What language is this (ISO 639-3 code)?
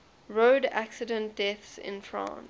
eng